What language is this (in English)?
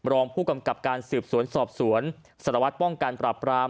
Thai